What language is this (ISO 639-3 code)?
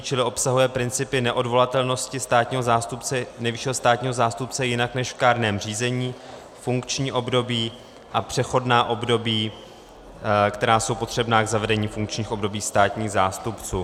ces